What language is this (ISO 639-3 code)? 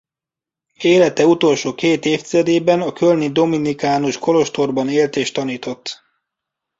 hun